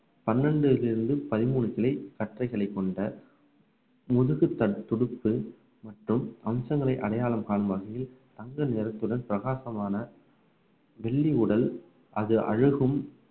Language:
Tamil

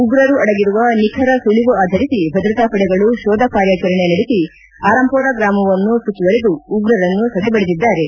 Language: Kannada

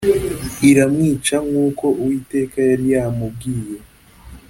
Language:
Kinyarwanda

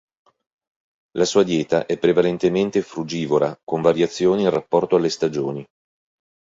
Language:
Italian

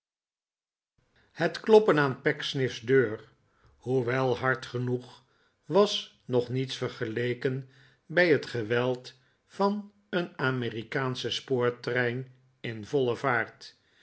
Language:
Dutch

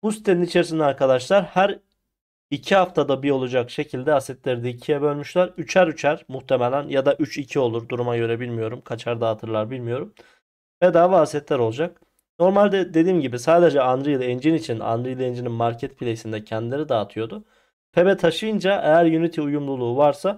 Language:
Turkish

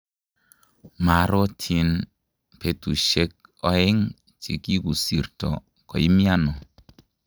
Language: Kalenjin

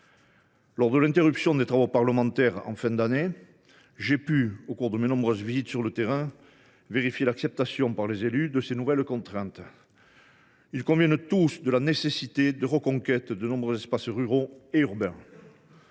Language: French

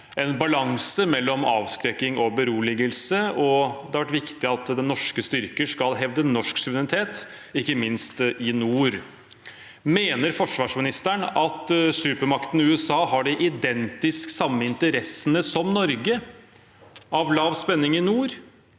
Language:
Norwegian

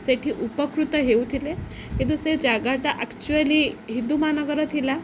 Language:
Odia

